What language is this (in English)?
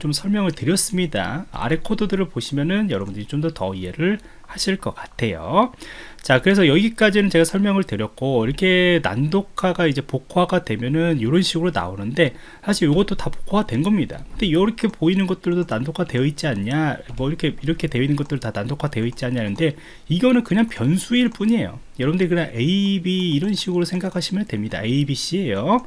Korean